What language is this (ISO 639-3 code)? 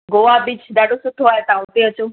snd